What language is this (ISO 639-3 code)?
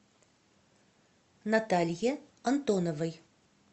rus